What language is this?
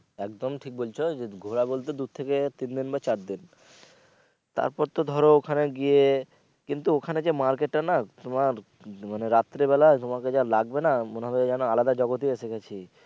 Bangla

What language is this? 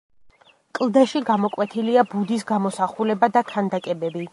Georgian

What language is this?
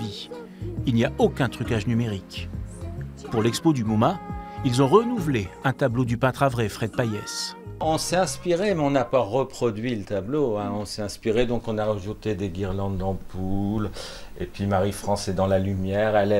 French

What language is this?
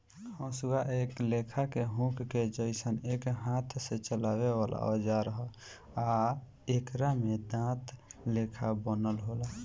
Bhojpuri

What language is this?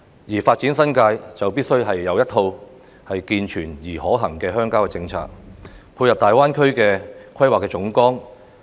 Cantonese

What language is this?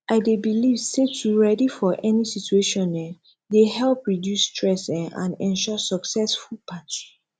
Nigerian Pidgin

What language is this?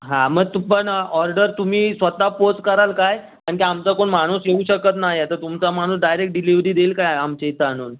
Marathi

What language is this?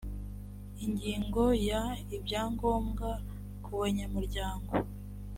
Kinyarwanda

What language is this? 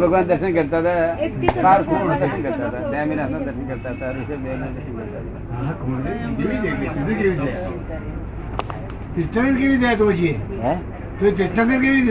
Gujarati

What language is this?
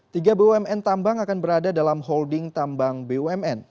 Indonesian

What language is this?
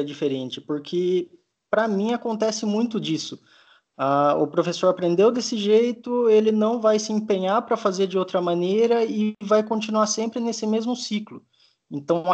Portuguese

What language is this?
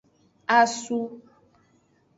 Aja (Benin)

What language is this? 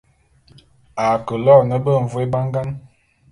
Bulu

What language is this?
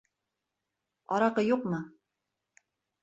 Bashkir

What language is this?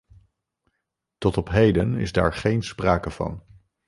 Dutch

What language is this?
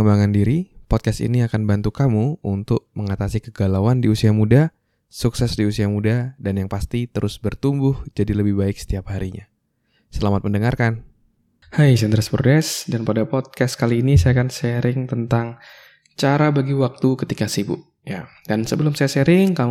Indonesian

